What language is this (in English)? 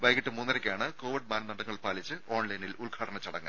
Malayalam